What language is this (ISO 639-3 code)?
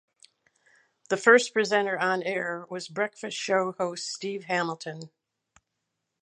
eng